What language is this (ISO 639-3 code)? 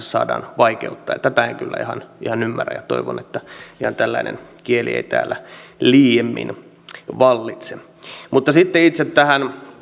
fin